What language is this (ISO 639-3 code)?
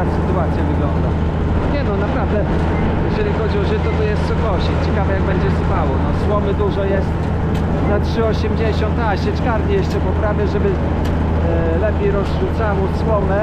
pol